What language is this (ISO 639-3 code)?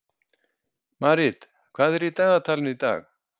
isl